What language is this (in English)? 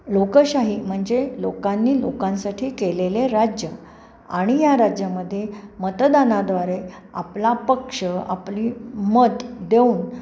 Marathi